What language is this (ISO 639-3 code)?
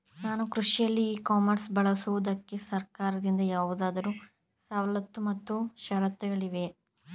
kan